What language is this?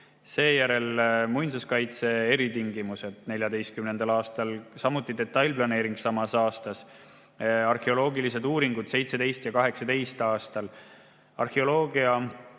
Estonian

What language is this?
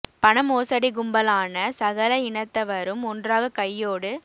Tamil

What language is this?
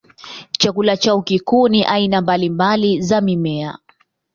Swahili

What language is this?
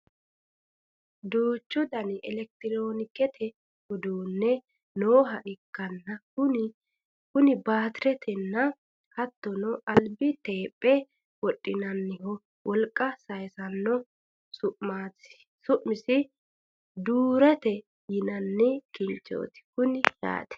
Sidamo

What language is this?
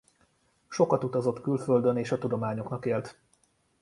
Hungarian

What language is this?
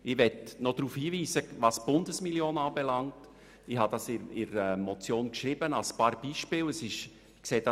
Swiss German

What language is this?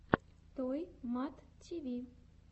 Russian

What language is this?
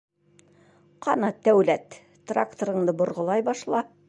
Bashkir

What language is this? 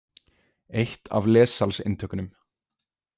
Icelandic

